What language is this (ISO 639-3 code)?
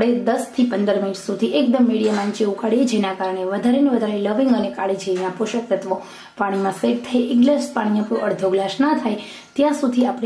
ron